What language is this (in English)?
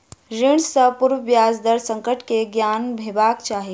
Maithili